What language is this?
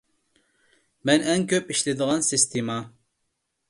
Uyghur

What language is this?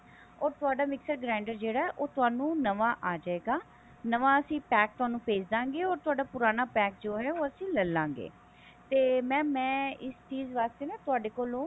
Punjabi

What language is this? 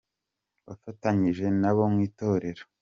Kinyarwanda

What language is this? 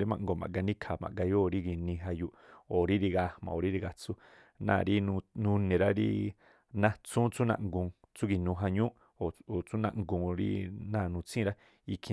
Tlacoapa Me'phaa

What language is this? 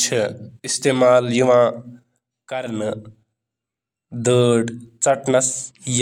Kashmiri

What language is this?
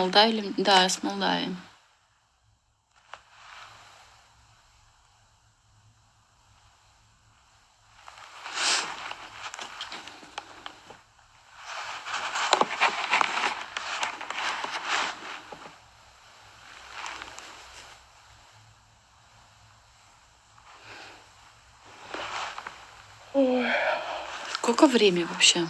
Russian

